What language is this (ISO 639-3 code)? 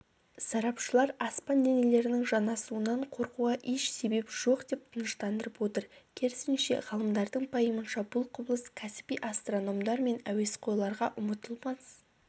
kaz